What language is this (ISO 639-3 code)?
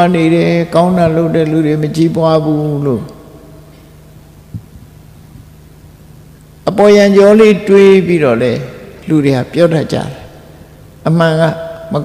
tha